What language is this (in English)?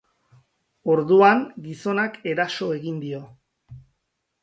Basque